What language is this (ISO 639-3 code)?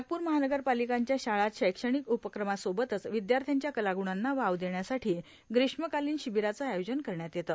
mar